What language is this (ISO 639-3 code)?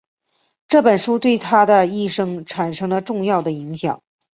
zho